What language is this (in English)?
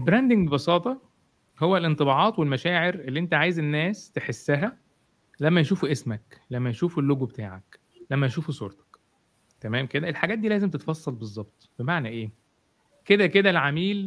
Arabic